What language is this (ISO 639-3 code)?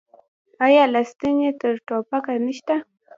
pus